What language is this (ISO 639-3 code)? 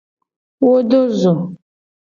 gej